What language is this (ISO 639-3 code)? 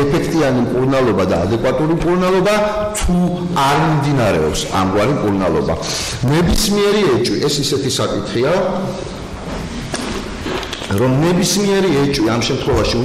ron